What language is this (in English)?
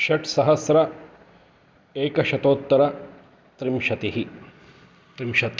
Sanskrit